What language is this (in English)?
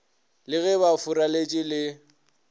Northern Sotho